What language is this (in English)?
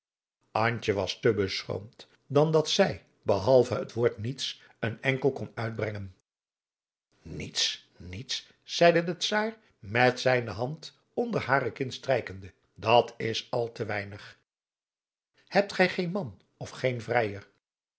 Dutch